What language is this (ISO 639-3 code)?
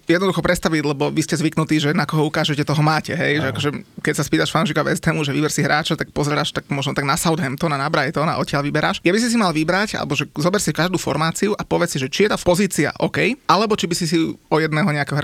slk